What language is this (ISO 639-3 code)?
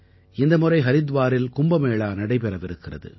tam